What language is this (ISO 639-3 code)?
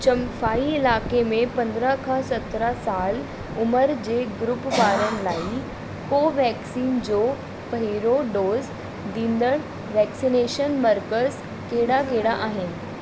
snd